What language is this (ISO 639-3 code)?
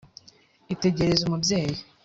kin